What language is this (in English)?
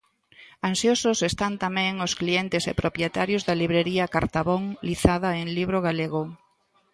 Galician